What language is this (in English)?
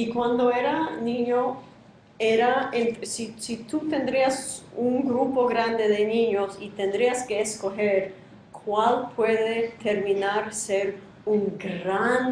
Spanish